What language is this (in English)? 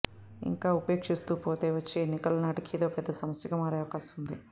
Telugu